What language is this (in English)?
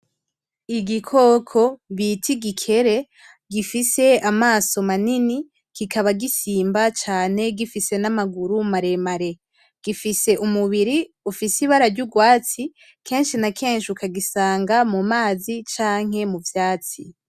Rundi